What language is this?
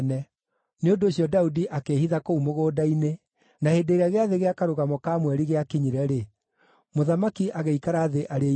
Kikuyu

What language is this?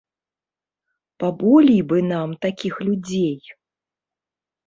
Belarusian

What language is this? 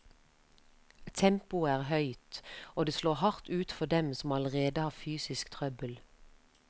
Norwegian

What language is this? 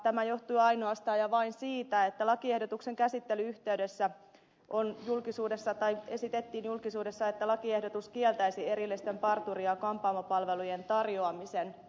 Finnish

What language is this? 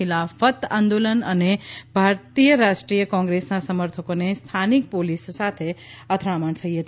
Gujarati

